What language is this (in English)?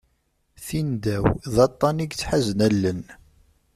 Kabyle